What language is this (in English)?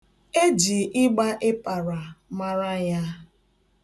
Igbo